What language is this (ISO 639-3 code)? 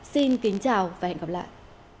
vie